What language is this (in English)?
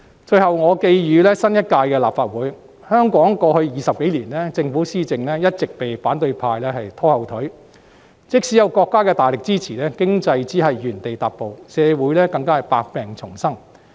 Cantonese